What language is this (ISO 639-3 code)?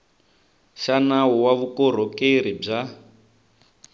tso